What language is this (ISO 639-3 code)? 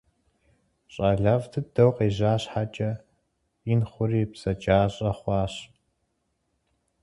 kbd